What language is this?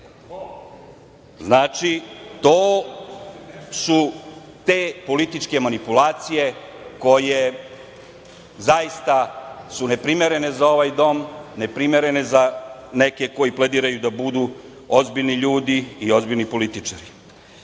Serbian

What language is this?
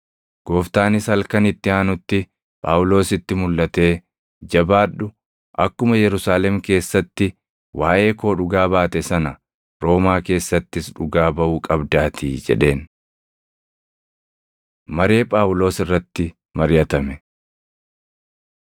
Oromo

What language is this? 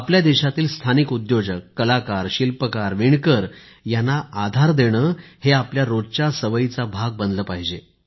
Marathi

